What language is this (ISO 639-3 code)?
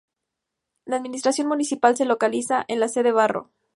spa